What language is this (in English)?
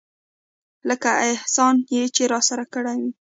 Pashto